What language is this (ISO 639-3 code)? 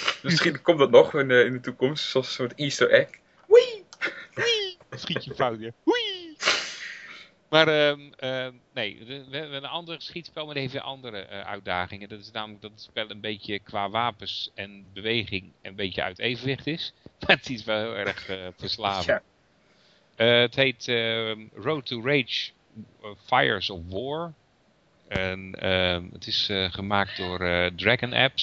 nld